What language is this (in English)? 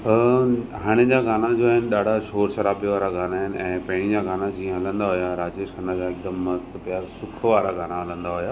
Sindhi